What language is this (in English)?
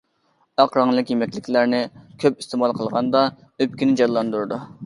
Uyghur